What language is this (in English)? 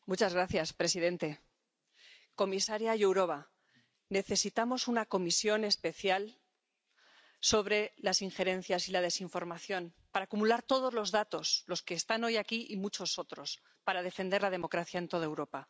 Spanish